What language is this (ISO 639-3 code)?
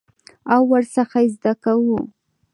pus